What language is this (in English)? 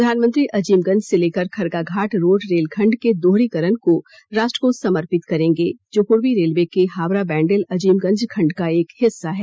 Hindi